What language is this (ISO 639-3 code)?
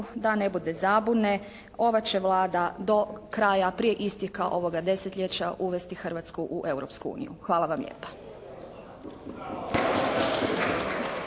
hrv